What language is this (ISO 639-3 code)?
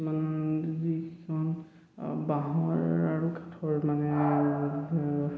asm